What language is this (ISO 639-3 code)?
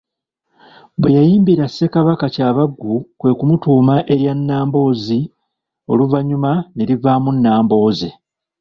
lug